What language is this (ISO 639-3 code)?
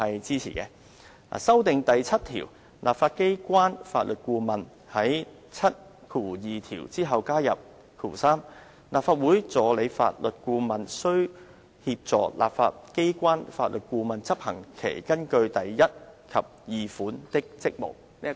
yue